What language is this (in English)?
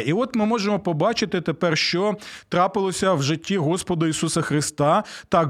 Ukrainian